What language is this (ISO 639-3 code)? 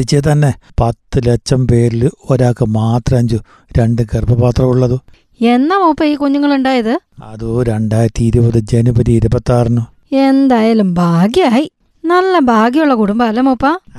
mal